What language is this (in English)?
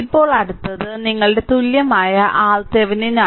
Malayalam